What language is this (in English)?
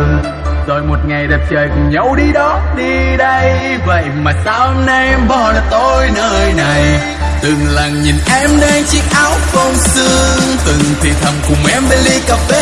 Vietnamese